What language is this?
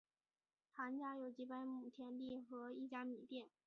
Chinese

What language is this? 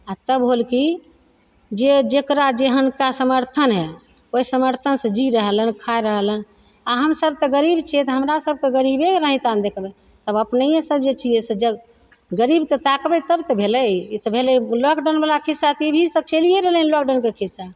Maithili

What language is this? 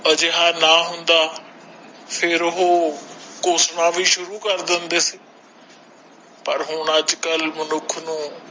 Punjabi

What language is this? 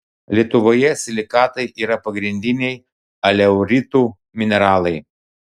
Lithuanian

